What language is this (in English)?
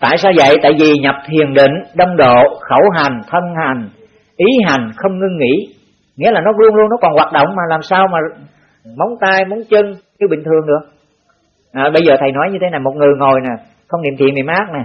Vietnamese